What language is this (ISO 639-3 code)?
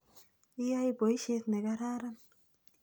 kln